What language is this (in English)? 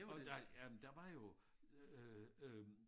Danish